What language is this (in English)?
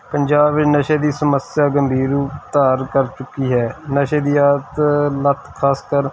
Punjabi